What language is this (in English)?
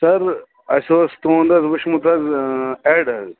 Kashmiri